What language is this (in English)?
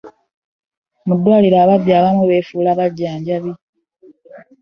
Ganda